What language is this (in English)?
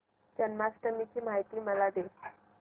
Marathi